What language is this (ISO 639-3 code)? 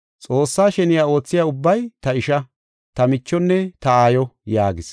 gof